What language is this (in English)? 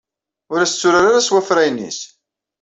Kabyle